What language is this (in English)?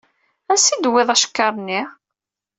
Kabyle